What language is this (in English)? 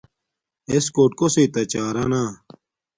Domaaki